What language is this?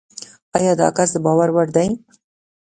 Pashto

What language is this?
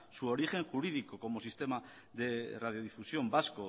Spanish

